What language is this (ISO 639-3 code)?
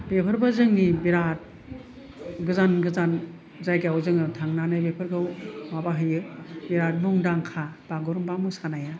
brx